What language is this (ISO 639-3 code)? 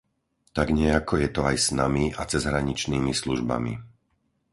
slk